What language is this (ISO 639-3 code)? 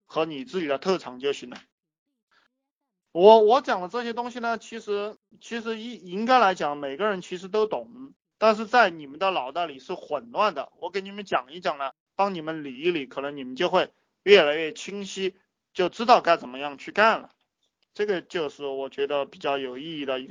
zho